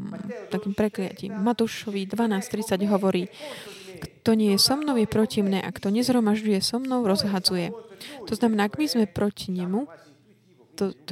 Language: Slovak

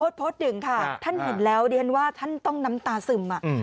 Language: Thai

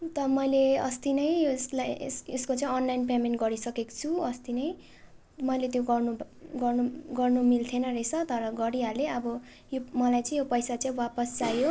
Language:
Nepali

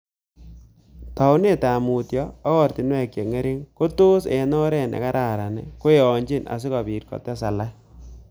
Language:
Kalenjin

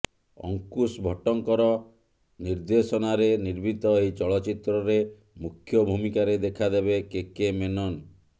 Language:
Odia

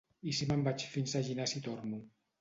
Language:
Catalan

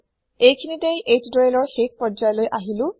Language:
Assamese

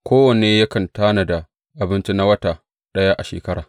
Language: Hausa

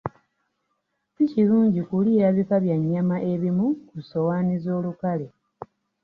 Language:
Ganda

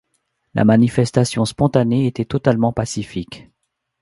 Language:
French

